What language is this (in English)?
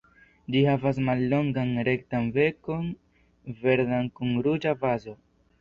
Esperanto